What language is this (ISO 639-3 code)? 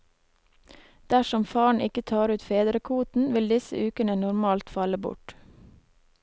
nor